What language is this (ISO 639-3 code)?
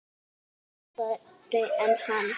isl